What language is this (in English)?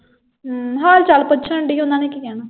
Punjabi